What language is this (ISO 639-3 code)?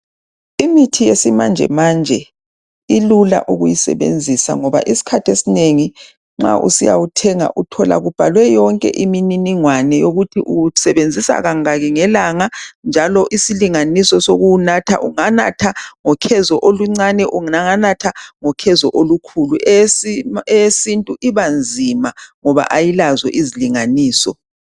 nde